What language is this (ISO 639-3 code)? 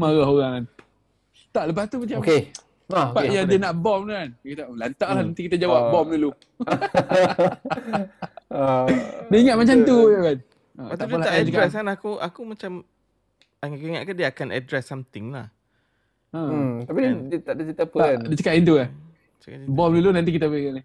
msa